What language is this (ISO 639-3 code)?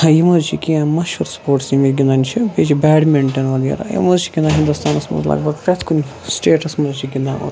kas